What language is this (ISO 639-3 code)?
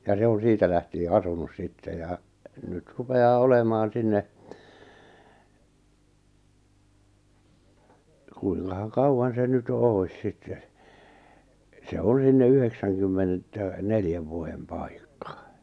fin